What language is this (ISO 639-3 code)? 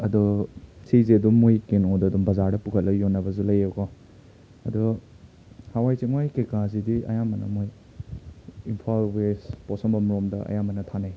mni